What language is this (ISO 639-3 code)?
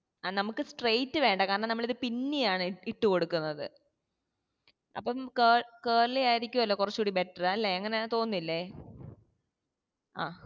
mal